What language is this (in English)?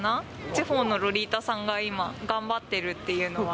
Japanese